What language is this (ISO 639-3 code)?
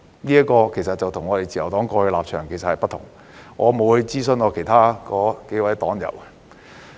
yue